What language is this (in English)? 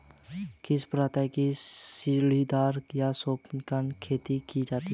Hindi